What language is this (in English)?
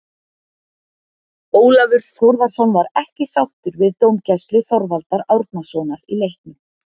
Icelandic